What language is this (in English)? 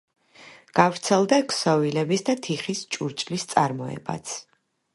Georgian